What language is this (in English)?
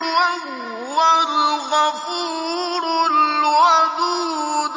Arabic